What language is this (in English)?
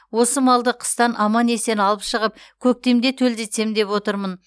Kazakh